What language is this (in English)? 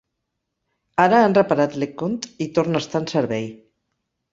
Catalan